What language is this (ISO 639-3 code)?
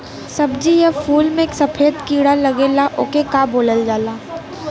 bho